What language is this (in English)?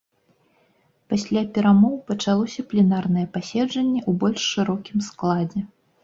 Belarusian